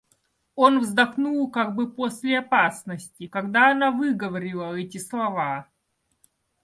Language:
Russian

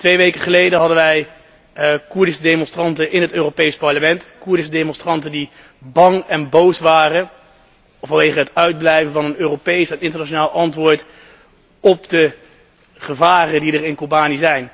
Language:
Dutch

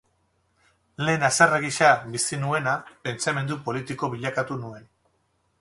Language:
Basque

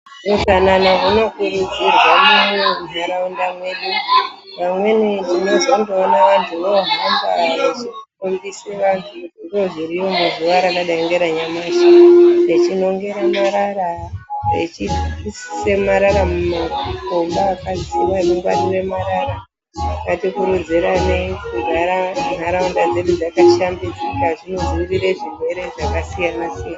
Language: Ndau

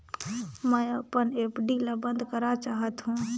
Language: Chhattisgarhi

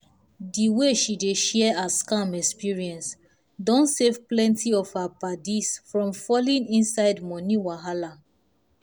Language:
Nigerian Pidgin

